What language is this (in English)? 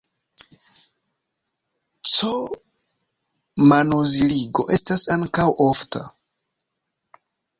Esperanto